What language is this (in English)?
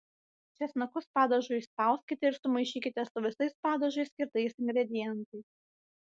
Lithuanian